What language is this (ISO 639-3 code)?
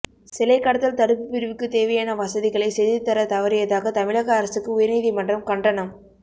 tam